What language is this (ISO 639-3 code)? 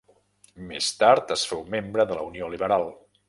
cat